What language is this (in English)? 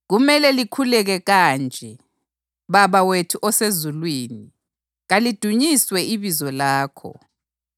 North Ndebele